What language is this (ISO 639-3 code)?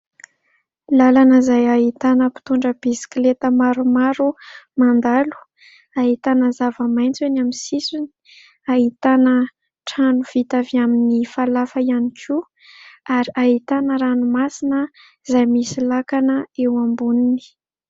mlg